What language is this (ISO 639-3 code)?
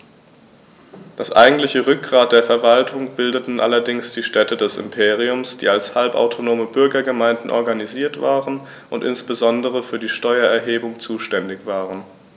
deu